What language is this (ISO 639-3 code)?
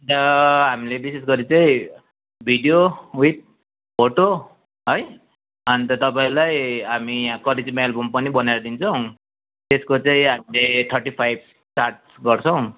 nep